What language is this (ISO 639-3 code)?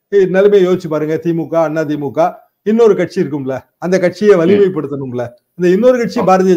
tam